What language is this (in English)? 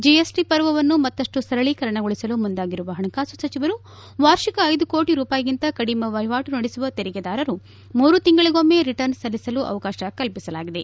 Kannada